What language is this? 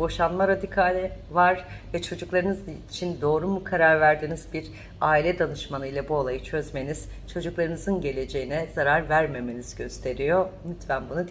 Turkish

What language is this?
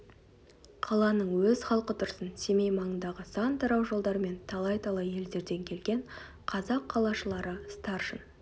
Kazakh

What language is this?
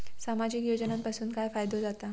Marathi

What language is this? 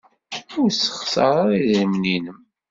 Kabyle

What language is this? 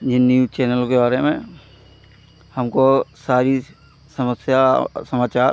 Hindi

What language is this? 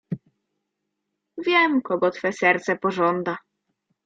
Polish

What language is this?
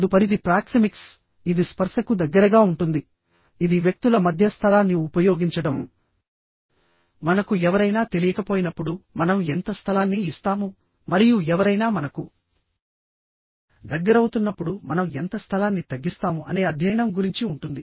Telugu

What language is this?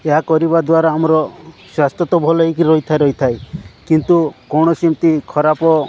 Odia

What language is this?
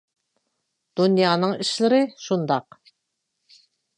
Uyghur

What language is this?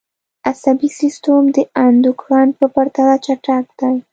Pashto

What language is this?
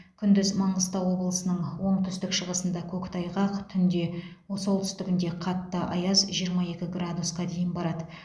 Kazakh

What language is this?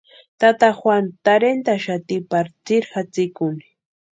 Western Highland Purepecha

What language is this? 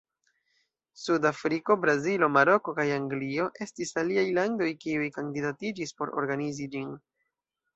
Esperanto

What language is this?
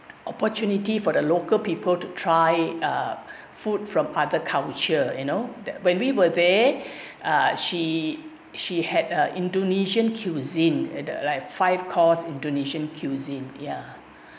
English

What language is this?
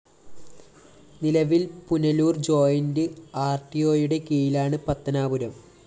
Malayalam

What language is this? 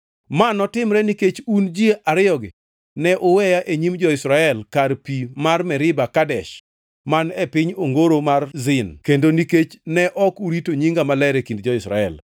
Luo (Kenya and Tanzania)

